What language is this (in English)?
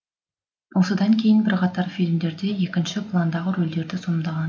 Kazakh